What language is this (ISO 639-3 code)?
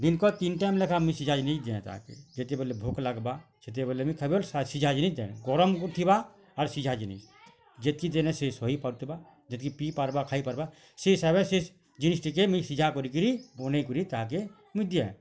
ori